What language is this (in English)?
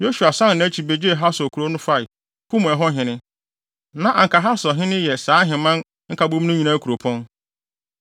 Akan